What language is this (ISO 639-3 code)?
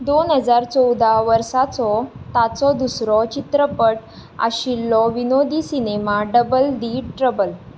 kok